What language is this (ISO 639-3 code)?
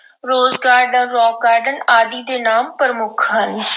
pan